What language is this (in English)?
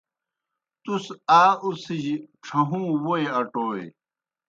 Kohistani Shina